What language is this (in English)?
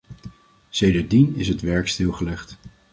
Dutch